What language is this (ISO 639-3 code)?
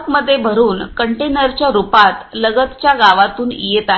mar